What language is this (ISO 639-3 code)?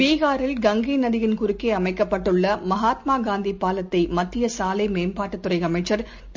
tam